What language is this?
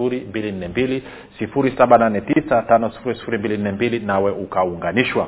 Swahili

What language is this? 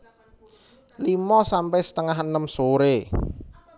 Javanese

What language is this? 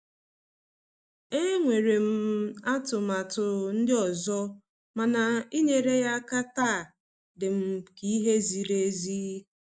Igbo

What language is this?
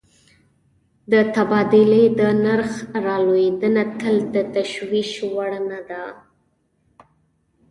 Pashto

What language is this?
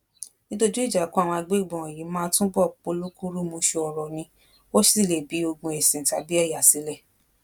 Yoruba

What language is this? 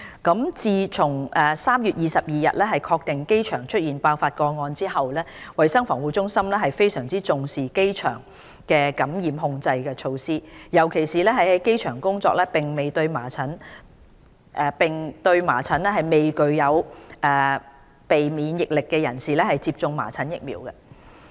Cantonese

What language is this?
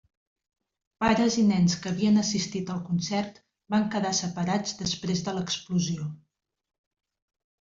Catalan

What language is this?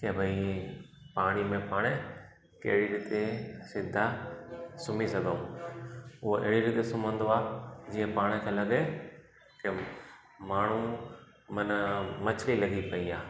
Sindhi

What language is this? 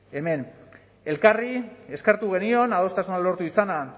Basque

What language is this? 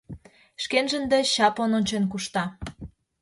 Mari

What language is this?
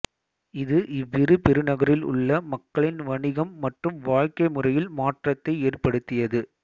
Tamil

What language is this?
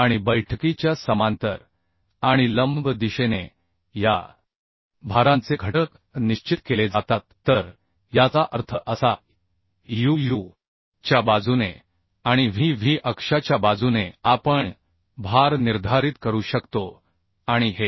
Marathi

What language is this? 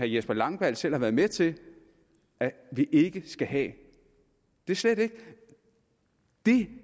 Danish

